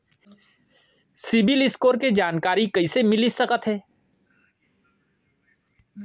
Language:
Chhattisgarhi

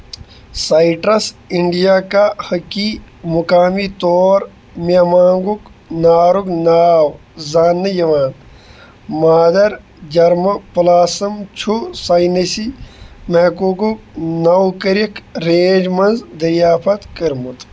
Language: Kashmiri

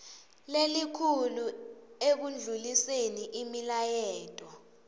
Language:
Swati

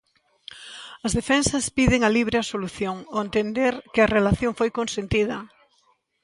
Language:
Galician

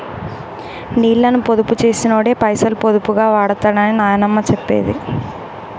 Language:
Telugu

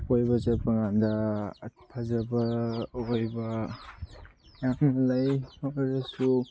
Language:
Manipuri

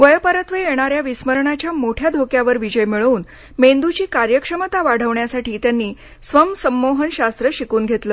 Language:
Marathi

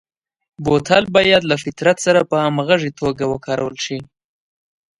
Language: Pashto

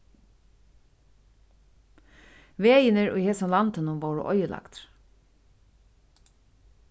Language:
Faroese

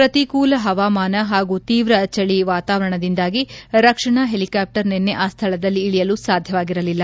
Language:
Kannada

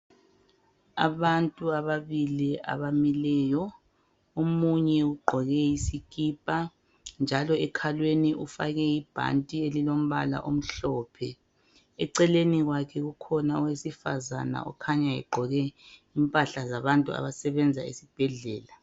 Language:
North Ndebele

